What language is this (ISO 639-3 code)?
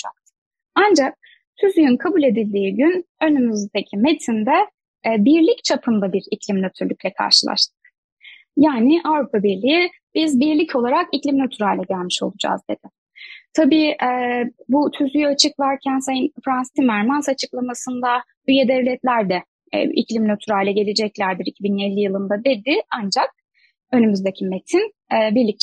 tur